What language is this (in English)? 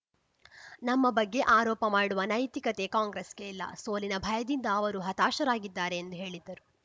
Kannada